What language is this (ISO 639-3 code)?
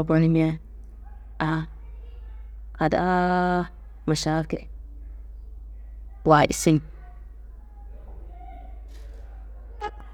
kbl